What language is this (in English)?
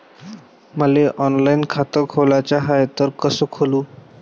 Marathi